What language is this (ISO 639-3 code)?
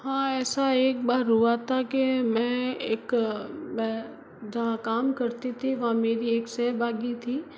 hin